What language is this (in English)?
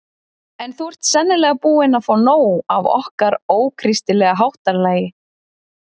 Icelandic